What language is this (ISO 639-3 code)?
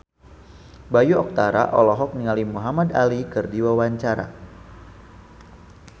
sun